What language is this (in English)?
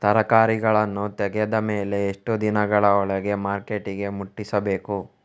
Kannada